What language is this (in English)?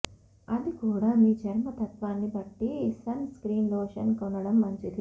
Telugu